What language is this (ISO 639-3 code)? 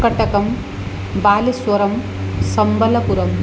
san